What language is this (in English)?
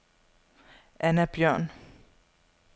Danish